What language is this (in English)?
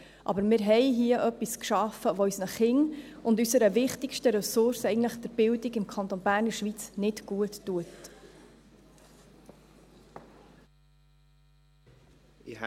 Swiss German